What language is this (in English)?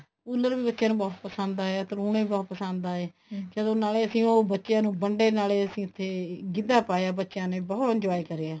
Punjabi